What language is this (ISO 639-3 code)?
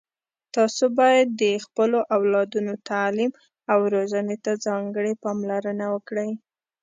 pus